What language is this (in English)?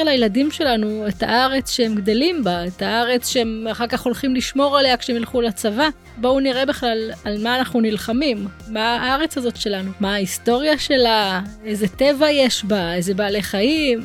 Hebrew